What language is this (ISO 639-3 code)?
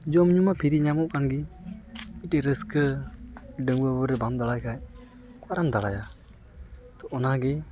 sat